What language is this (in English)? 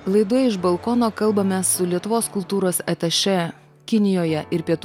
Lithuanian